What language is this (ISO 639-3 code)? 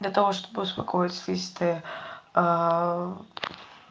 rus